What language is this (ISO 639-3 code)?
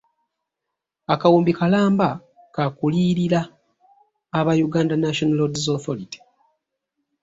lug